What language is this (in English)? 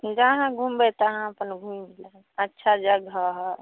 Maithili